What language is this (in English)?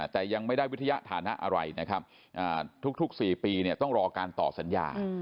Thai